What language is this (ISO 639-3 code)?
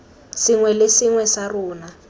tsn